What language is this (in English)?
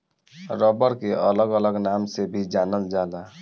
Bhojpuri